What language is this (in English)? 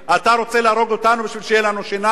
Hebrew